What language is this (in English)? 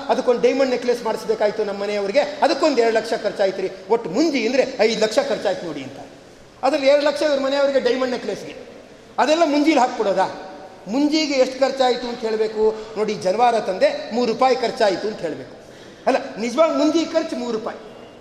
Kannada